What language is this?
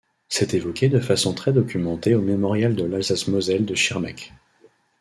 French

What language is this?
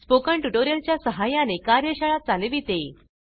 Marathi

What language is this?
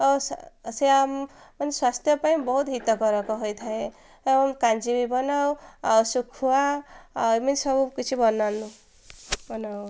Odia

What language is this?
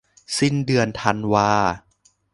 Thai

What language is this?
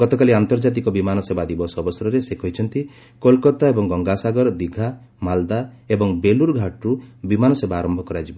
Odia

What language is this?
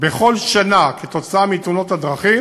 Hebrew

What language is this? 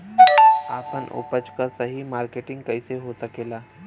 Bhojpuri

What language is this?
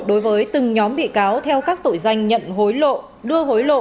Vietnamese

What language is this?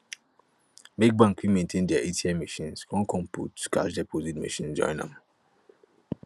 Nigerian Pidgin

